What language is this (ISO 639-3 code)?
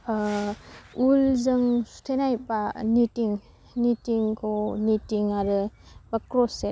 brx